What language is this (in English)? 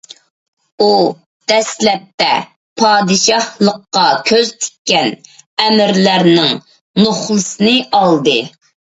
Uyghur